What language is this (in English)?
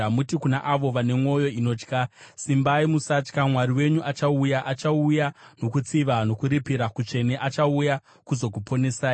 Shona